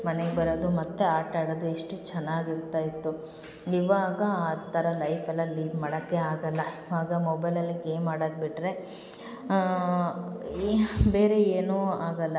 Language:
Kannada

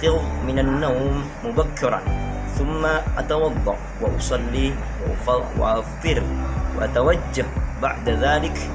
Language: Arabic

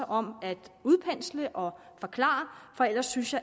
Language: Danish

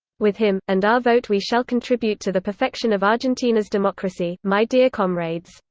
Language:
English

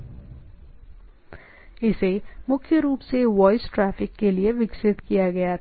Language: Hindi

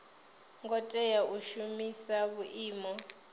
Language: Venda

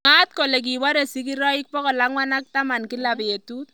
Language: Kalenjin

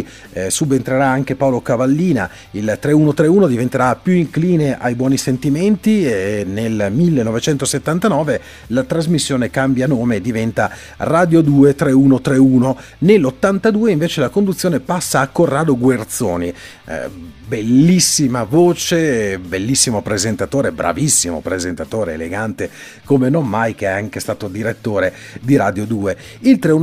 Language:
Italian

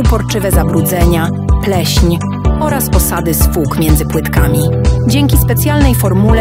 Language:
Polish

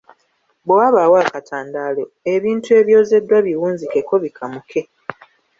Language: Ganda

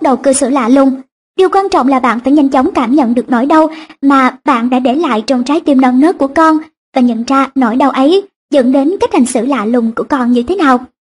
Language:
Vietnamese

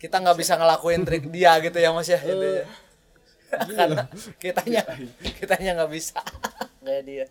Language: Indonesian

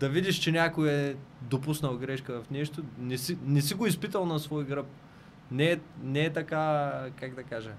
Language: Bulgarian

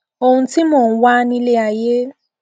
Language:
Yoruba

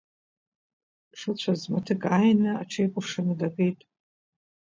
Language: Abkhazian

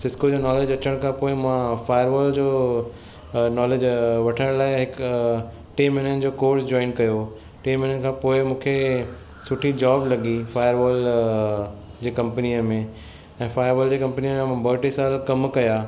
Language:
Sindhi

